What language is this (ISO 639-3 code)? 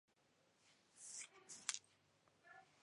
spa